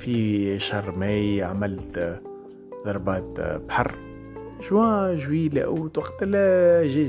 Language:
Arabic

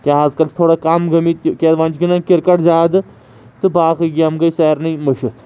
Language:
Kashmiri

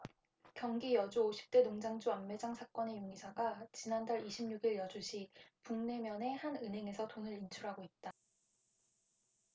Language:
Korean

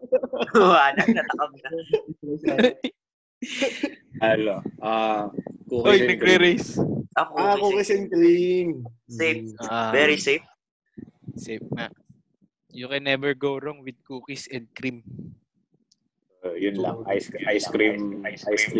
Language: Filipino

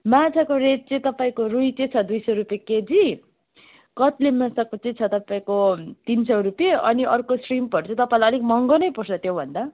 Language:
Nepali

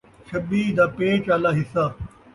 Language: Saraiki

